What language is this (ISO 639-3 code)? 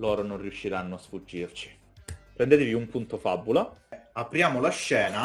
ita